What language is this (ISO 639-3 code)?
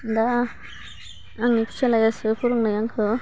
brx